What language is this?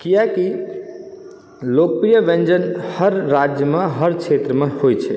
Maithili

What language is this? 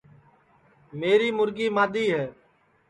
Sansi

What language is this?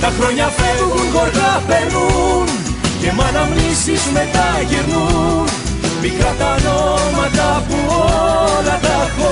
Greek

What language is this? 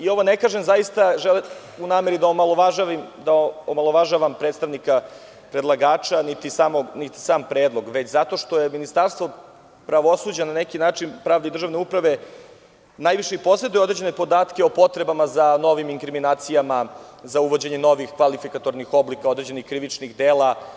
Serbian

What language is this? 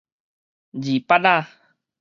Min Nan Chinese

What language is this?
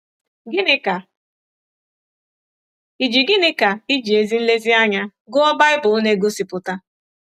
Igbo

